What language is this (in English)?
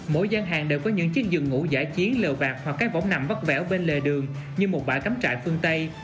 Vietnamese